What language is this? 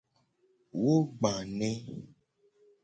Gen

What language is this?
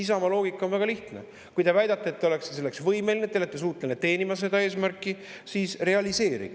Estonian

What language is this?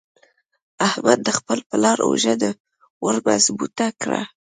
Pashto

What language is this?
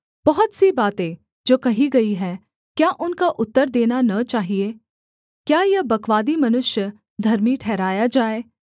Hindi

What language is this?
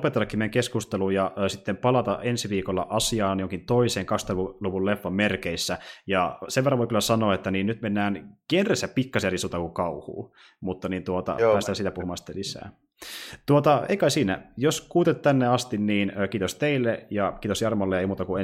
Finnish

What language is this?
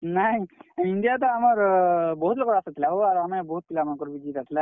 Odia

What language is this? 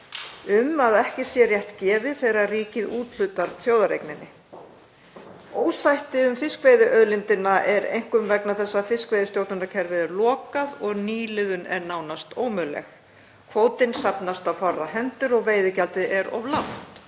Icelandic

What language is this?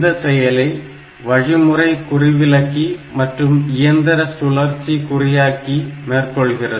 Tamil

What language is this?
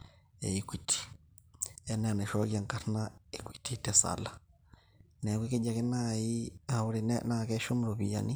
Masai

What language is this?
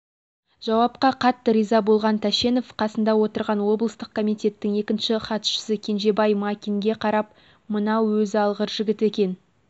Kazakh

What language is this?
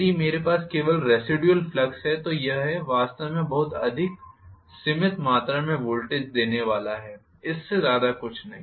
Hindi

